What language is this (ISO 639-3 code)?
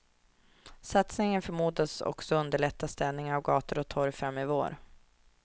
swe